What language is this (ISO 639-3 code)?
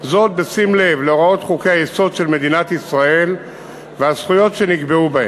heb